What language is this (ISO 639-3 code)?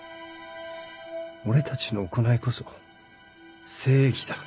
jpn